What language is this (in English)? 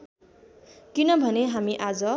Nepali